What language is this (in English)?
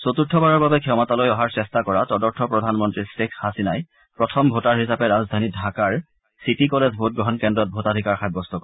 Assamese